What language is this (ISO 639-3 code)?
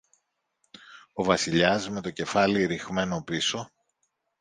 ell